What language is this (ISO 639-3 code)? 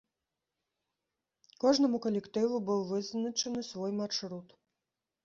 bel